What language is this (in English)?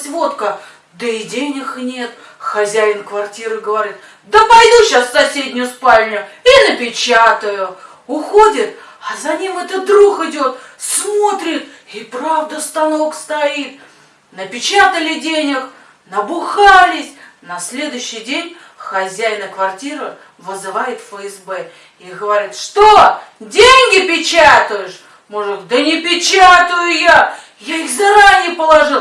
Russian